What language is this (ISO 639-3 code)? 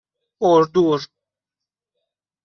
fas